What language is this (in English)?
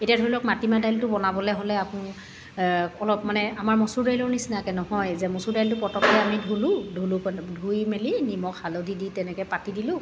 Assamese